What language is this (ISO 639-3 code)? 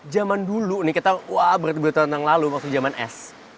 ind